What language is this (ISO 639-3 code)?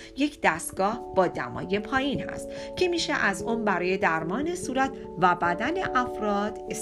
fas